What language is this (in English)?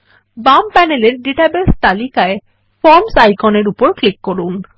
Bangla